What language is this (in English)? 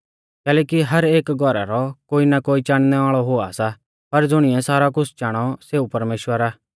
Mahasu Pahari